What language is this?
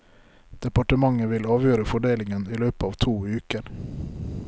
Norwegian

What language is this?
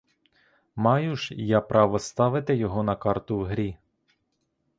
Ukrainian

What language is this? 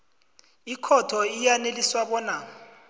South Ndebele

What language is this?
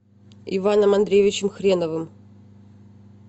Russian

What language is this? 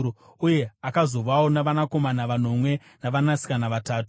Shona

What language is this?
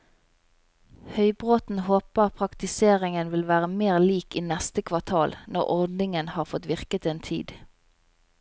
Norwegian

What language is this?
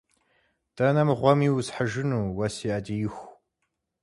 Kabardian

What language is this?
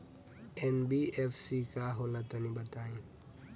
Bhojpuri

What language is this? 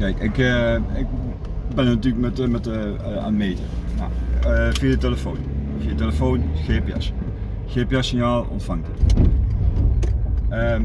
Dutch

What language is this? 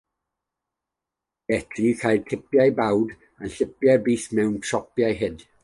Welsh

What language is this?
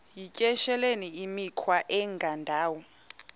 Xhosa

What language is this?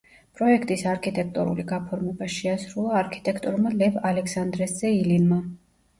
Georgian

